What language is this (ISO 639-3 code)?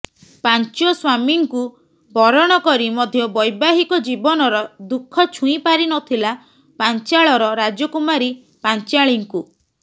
ori